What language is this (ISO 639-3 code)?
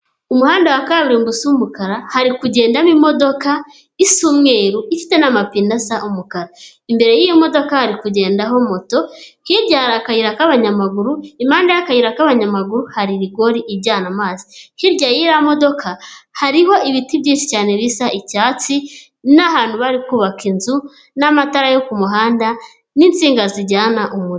kin